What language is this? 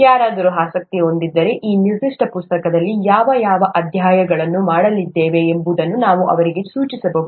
Kannada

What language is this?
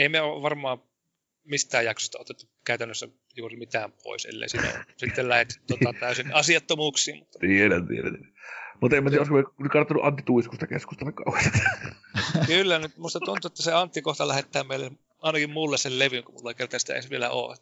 Finnish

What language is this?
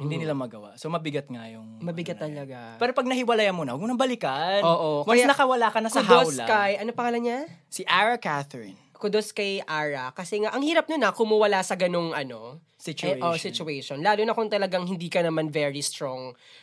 Filipino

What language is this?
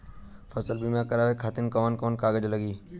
Bhojpuri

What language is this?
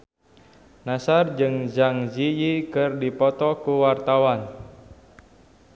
Sundanese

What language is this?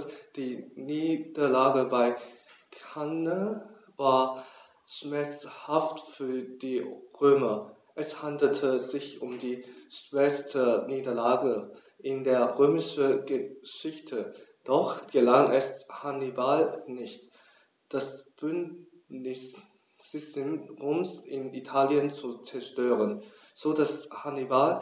German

